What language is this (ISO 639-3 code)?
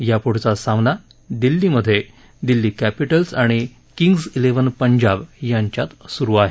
mar